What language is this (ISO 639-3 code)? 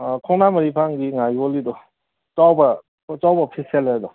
mni